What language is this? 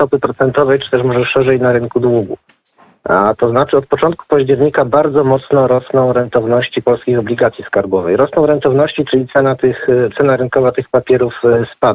Polish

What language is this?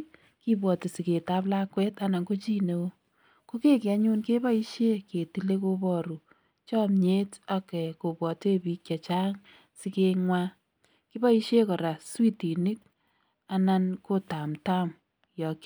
Kalenjin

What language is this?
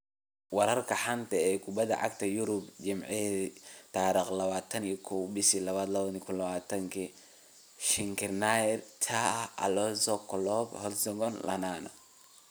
Somali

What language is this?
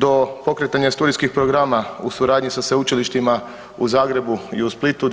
Croatian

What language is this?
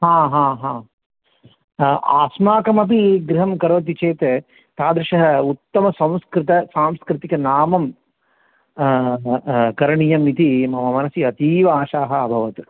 Sanskrit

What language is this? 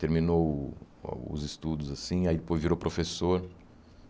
Portuguese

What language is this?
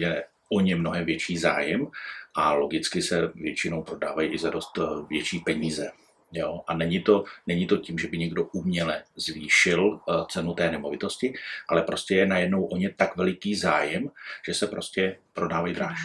Czech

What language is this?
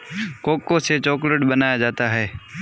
Hindi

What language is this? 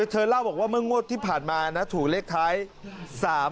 Thai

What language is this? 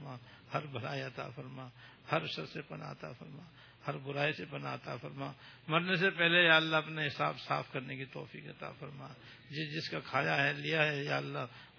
Urdu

